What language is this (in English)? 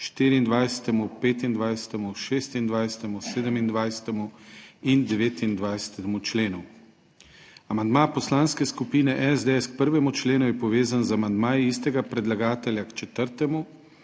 Slovenian